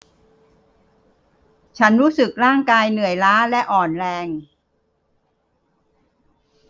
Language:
Thai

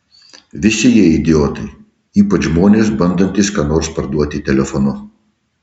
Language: Lithuanian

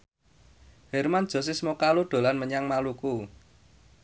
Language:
Javanese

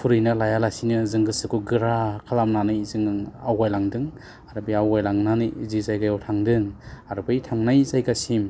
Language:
Bodo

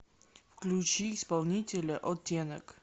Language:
Russian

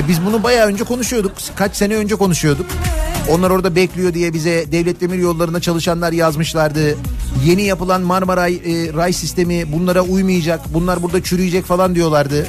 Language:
Turkish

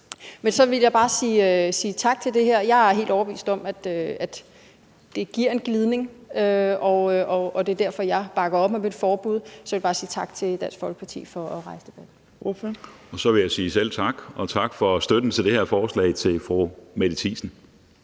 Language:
Danish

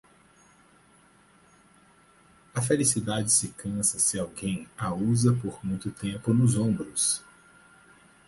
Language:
Portuguese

